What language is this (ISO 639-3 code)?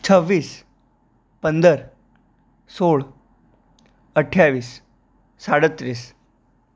guj